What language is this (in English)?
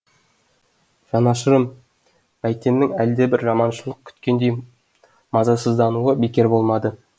Kazakh